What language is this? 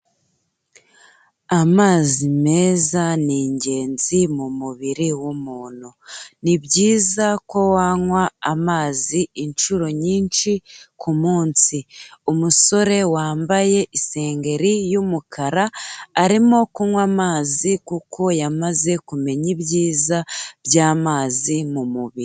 Kinyarwanda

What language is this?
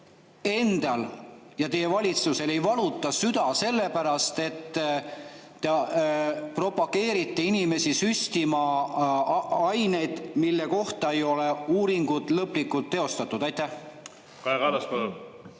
Estonian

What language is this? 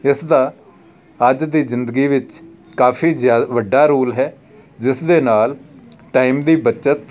Punjabi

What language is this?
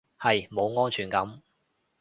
Cantonese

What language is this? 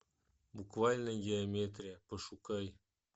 Russian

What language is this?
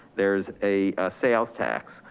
English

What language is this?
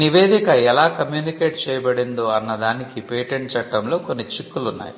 Telugu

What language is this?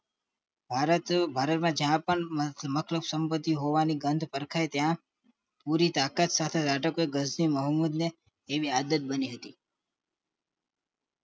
Gujarati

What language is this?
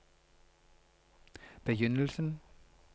Norwegian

